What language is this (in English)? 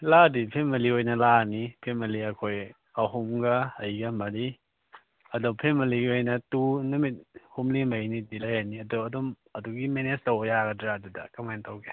Manipuri